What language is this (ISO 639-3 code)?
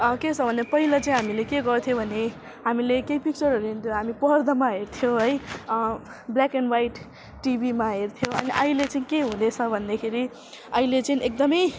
nep